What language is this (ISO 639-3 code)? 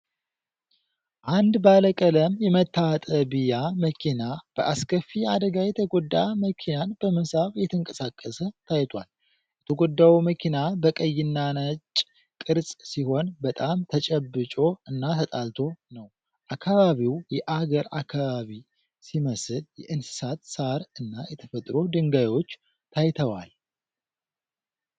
amh